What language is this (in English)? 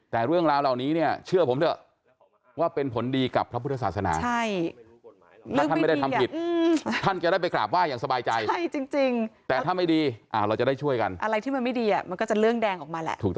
Thai